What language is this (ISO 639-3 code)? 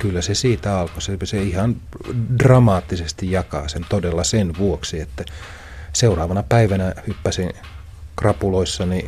fin